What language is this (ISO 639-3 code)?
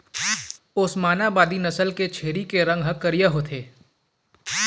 hne